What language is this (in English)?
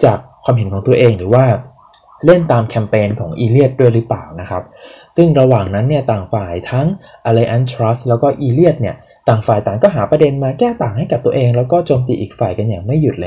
Thai